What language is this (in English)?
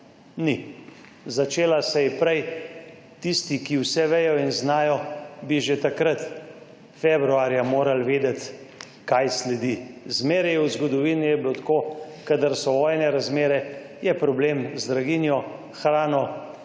Slovenian